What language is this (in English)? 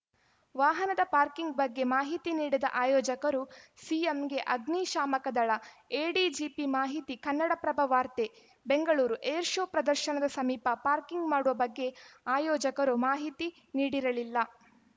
Kannada